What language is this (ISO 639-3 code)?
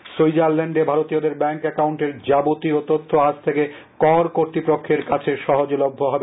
ben